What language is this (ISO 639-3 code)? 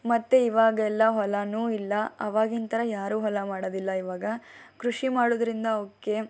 kan